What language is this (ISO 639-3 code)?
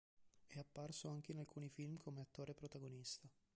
ita